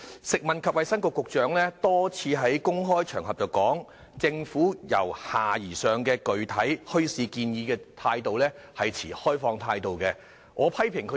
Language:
Cantonese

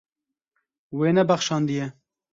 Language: Kurdish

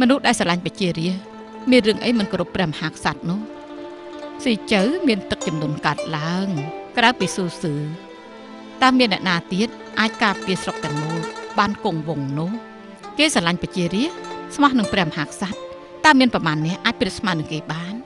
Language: Thai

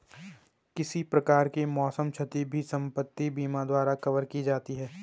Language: Hindi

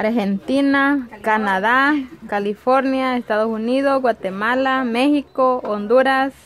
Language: Spanish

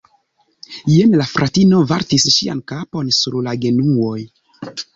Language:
Esperanto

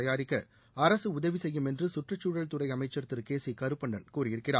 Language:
Tamil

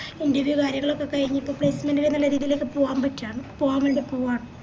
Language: Malayalam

